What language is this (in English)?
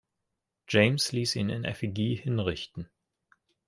German